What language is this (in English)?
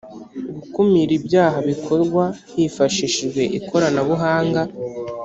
Kinyarwanda